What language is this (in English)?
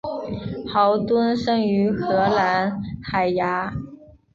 Chinese